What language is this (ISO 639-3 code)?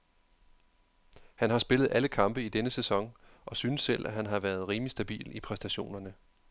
dan